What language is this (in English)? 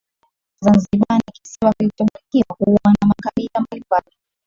Swahili